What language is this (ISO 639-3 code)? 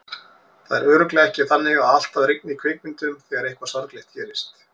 isl